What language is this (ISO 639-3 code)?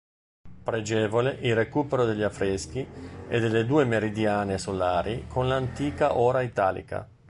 ita